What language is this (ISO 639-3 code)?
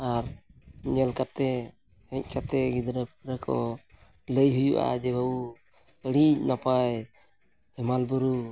sat